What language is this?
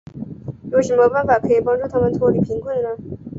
Chinese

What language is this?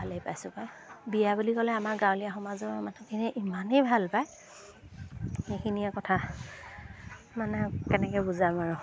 Assamese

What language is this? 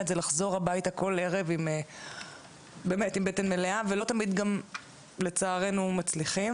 Hebrew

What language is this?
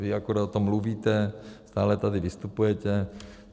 Czech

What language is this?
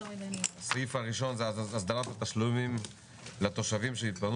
Hebrew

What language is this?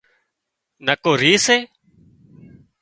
Wadiyara Koli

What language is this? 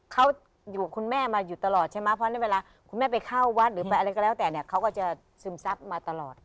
Thai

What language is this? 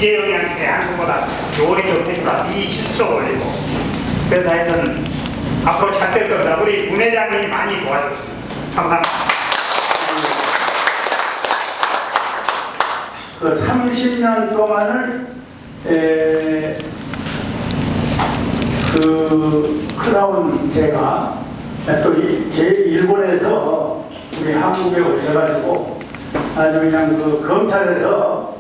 Korean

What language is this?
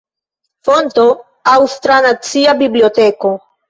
Esperanto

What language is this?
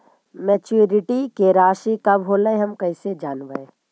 Magahi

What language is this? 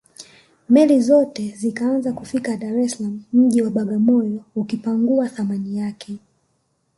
Swahili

